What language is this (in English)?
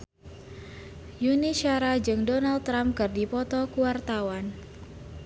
Sundanese